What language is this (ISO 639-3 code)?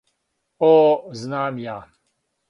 srp